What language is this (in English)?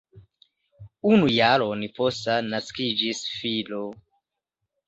Esperanto